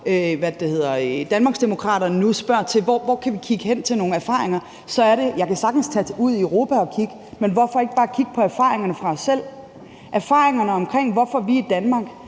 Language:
Danish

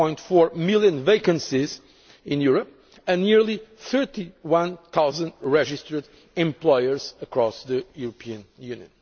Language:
English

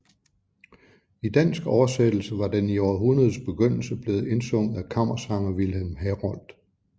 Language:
Danish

